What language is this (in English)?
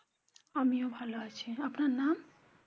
Bangla